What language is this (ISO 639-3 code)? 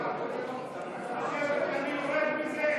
heb